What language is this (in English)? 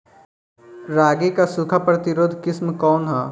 Bhojpuri